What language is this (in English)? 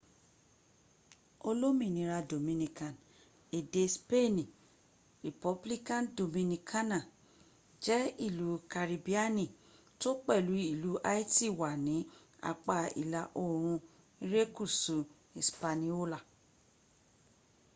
Yoruba